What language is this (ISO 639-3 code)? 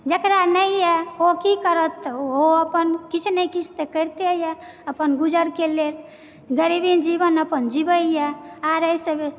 mai